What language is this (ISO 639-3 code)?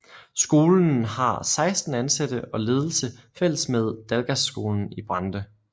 dan